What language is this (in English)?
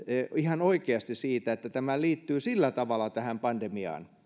Finnish